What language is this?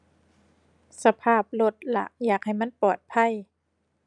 Thai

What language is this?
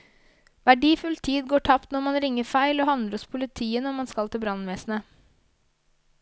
Norwegian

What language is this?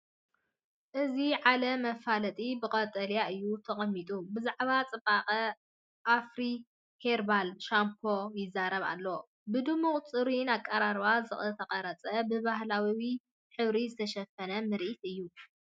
Tigrinya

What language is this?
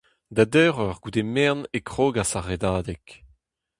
Breton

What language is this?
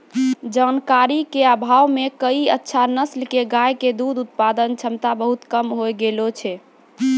Maithili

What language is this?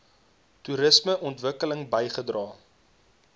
Afrikaans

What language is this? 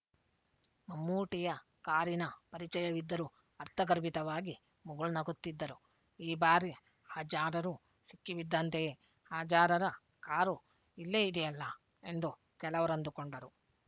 Kannada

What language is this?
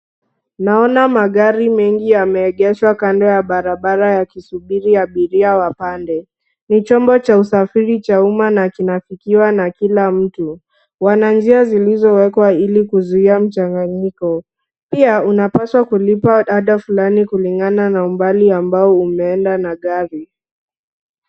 Swahili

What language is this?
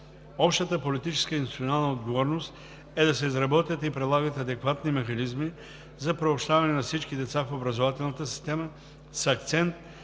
Bulgarian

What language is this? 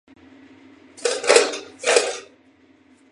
Chinese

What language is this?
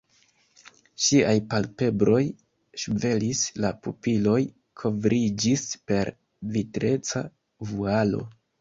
Esperanto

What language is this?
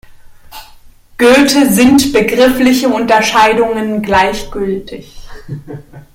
German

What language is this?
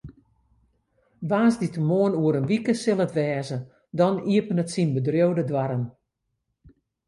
Western Frisian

